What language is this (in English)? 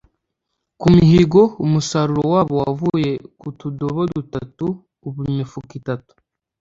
Kinyarwanda